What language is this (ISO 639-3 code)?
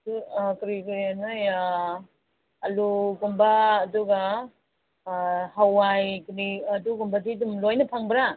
mni